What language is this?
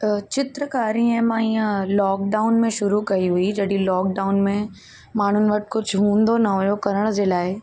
Sindhi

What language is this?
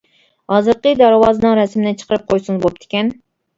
Uyghur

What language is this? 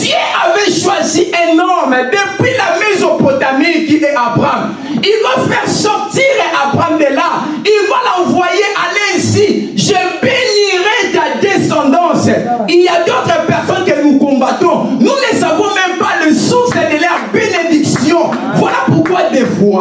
French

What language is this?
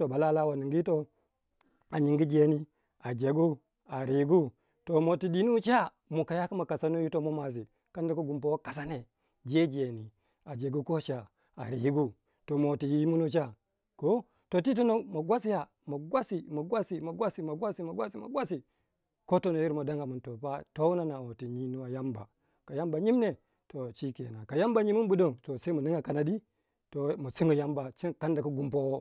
Waja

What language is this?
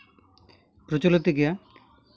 Santali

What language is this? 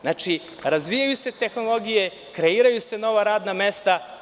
Serbian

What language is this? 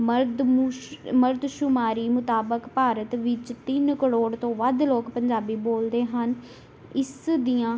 Punjabi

